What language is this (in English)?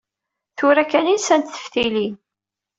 Kabyle